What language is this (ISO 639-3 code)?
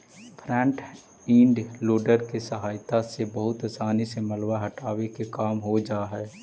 mag